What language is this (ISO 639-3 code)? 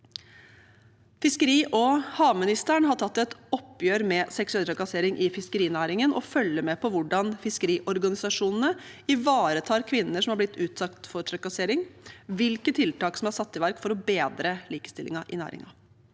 nor